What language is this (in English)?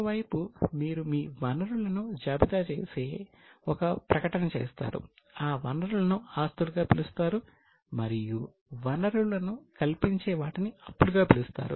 Telugu